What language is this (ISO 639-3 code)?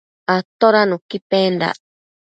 mcf